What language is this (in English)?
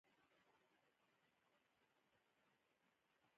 Pashto